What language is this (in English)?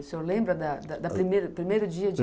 Portuguese